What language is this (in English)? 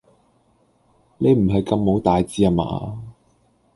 Cantonese